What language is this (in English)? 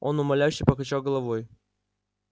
Russian